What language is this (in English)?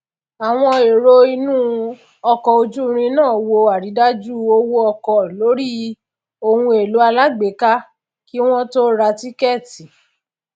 Yoruba